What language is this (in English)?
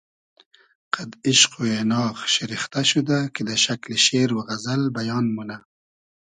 Hazaragi